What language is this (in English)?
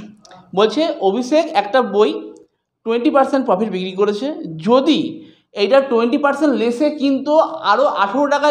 Hindi